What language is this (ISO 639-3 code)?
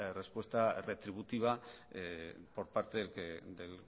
spa